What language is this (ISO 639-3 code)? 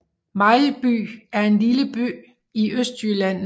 dan